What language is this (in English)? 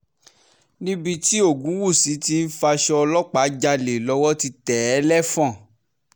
Yoruba